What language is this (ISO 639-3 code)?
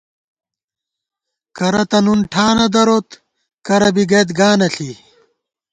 gwt